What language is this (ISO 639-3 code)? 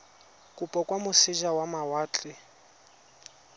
tsn